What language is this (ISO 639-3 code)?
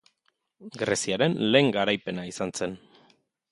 eus